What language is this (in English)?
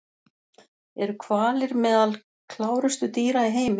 Icelandic